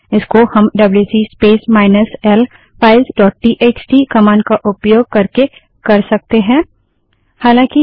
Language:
Hindi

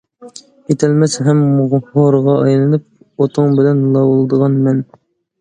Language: Uyghur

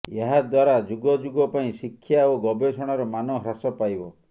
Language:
Odia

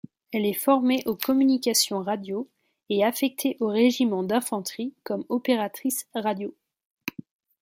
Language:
French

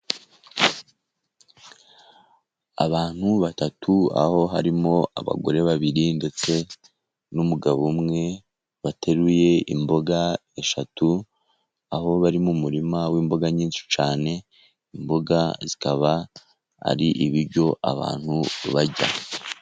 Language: Kinyarwanda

